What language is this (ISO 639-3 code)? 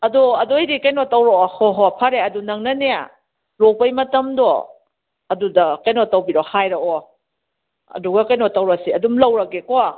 mni